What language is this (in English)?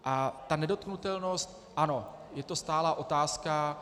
Czech